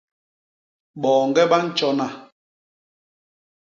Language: Basaa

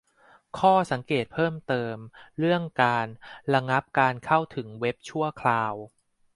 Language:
Thai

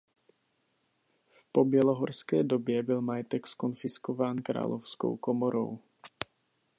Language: Czech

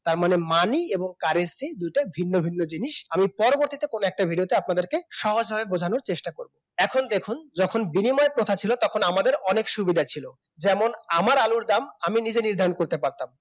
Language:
Bangla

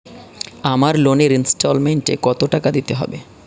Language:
Bangla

